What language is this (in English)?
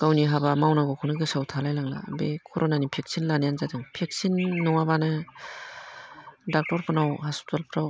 Bodo